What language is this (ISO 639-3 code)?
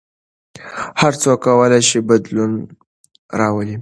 pus